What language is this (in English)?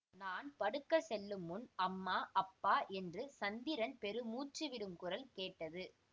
Tamil